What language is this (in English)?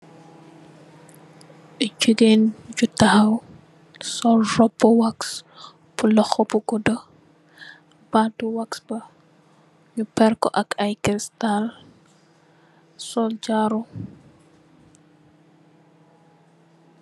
Wolof